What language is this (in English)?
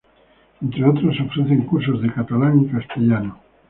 Spanish